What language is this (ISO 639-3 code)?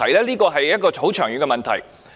yue